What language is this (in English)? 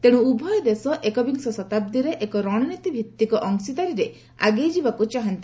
Odia